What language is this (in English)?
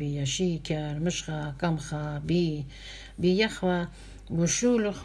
Russian